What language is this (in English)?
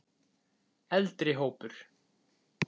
Icelandic